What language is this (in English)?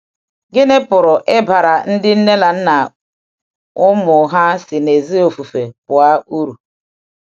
Igbo